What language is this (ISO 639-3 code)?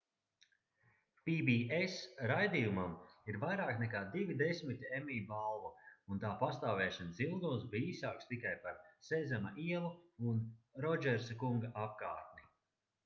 lav